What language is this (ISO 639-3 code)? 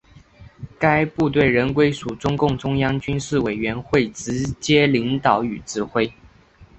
zho